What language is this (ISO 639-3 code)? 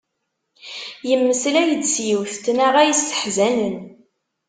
kab